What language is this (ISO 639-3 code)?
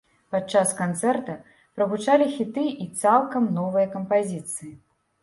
bel